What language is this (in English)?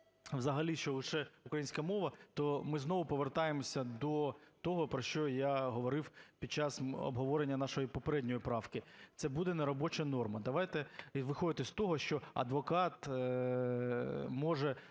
Ukrainian